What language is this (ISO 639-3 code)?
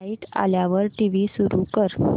mar